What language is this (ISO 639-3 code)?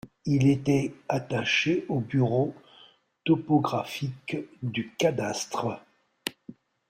fra